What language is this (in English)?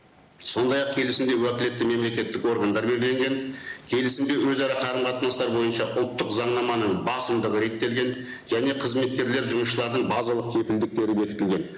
Kazakh